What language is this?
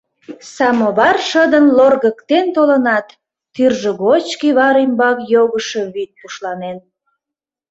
Mari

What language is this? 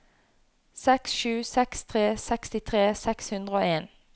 Norwegian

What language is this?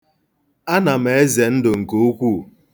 Igbo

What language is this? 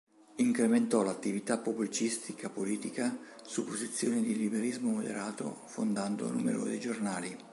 Italian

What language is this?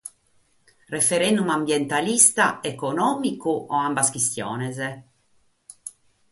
Sardinian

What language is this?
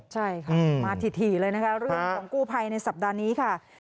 Thai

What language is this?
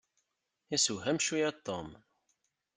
Kabyle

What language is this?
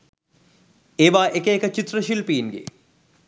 Sinhala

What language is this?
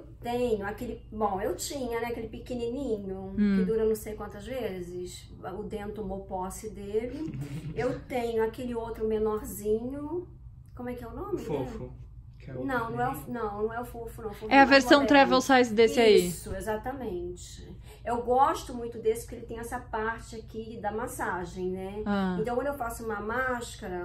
Portuguese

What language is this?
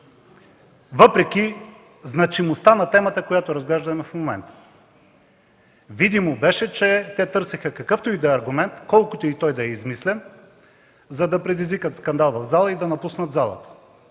Bulgarian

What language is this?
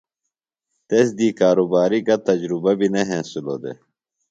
Phalura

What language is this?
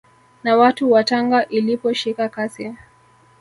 Swahili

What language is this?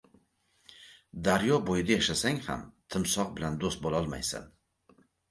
Uzbek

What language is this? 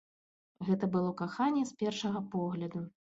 Belarusian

